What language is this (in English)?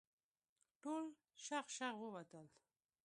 Pashto